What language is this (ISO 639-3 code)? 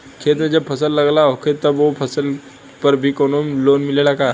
bho